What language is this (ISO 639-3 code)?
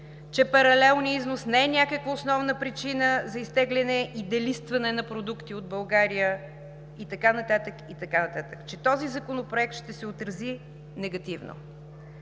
bul